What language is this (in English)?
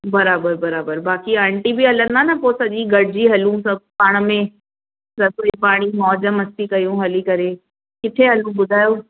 Sindhi